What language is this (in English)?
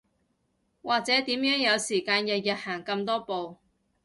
Cantonese